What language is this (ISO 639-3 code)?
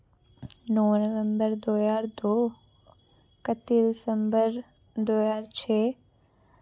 doi